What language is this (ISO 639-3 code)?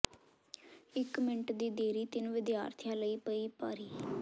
pan